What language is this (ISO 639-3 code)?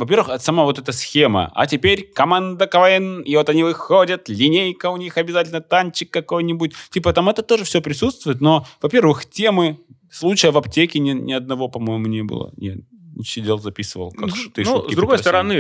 rus